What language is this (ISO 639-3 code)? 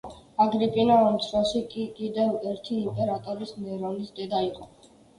kat